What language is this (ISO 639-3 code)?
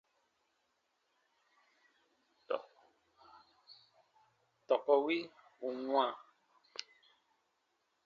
bba